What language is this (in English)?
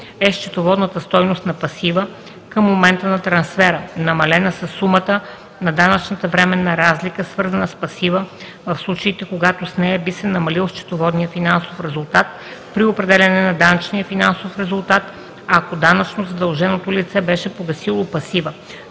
Bulgarian